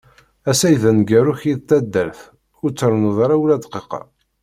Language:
Kabyle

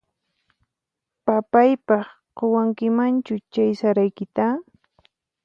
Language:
Puno Quechua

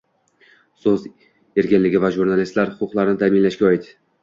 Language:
Uzbek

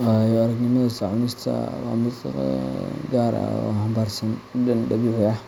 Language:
Somali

